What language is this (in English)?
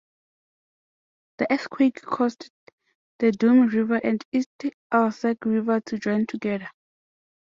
English